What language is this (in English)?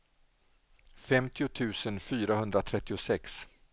Swedish